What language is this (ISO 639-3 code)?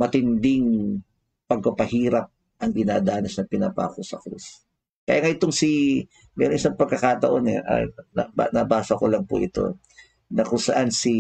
fil